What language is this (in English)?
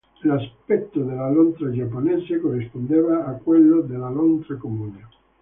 Italian